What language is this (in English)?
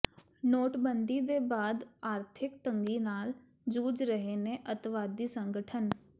Punjabi